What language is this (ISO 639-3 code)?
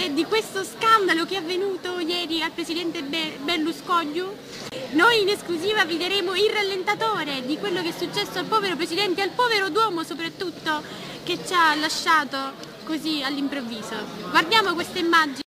ita